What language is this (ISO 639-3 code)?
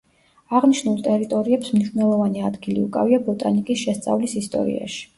kat